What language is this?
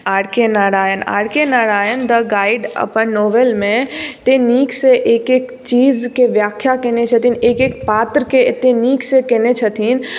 Maithili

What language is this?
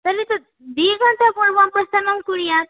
Sanskrit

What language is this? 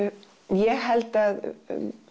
Icelandic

